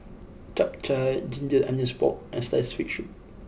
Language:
English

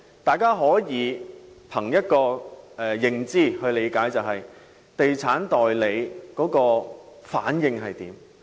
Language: Cantonese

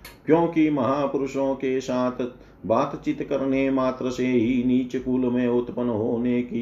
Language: Hindi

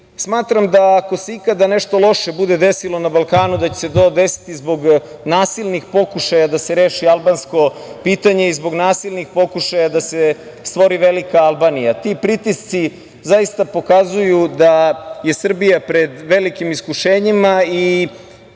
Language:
Serbian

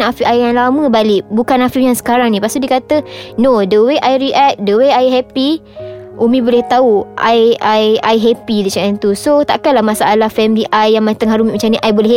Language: Malay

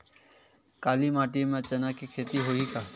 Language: Chhattisgarhi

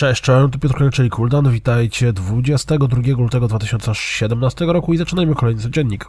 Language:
Polish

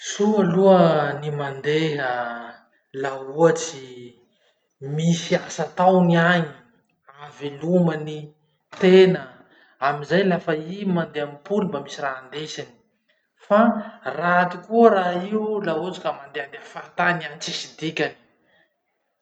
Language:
Masikoro Malagasy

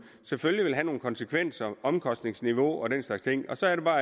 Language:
Danish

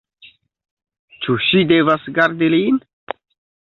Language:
Esperanto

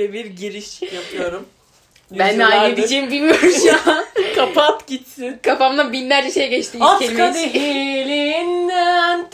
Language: Turkish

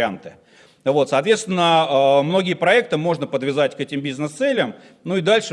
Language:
Russian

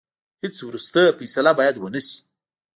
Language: Pashto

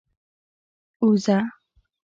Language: Pashto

